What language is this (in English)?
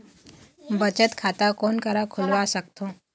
Chhattisgarhi